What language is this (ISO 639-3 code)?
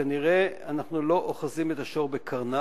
heb